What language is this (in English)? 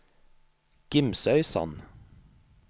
Norwegian